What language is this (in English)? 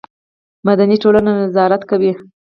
Pashto